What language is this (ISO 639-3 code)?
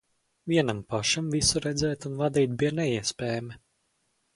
lav